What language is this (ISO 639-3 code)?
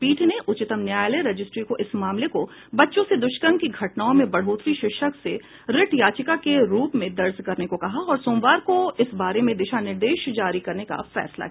hin